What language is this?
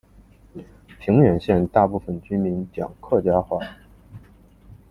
Chinese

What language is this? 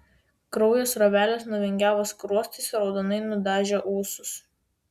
Lithuanian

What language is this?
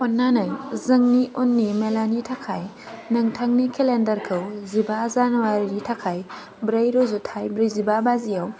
Bodo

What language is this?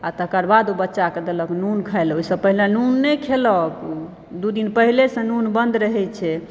Maithili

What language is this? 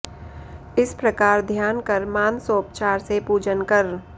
Sanskrit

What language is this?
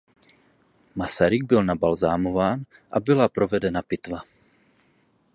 Czech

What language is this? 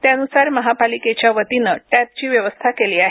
Marathi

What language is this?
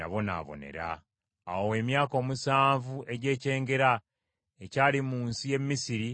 Ganda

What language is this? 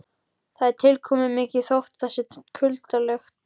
Icelandic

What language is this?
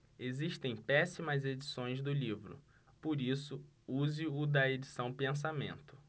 Portuguese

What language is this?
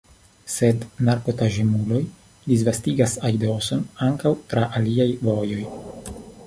Esperanto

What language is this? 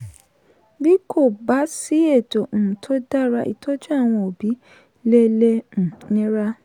Yoruba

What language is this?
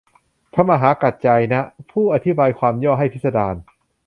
Thai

